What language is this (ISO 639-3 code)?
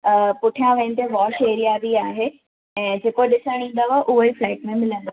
snd